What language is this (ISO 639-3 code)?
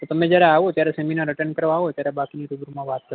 guj